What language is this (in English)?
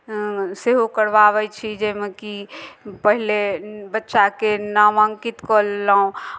Maithili